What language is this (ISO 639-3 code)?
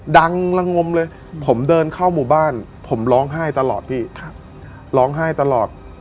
tha